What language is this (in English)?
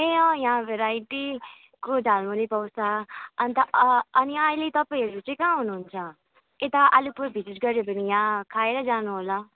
Nepali